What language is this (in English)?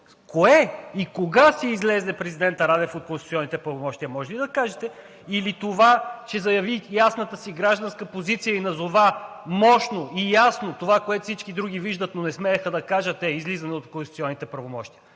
Bulgarian